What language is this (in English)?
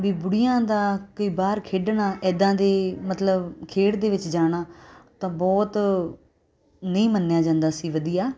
Punjabi